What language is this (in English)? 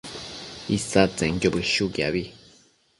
Matsés